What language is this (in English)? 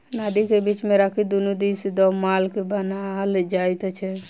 Maithili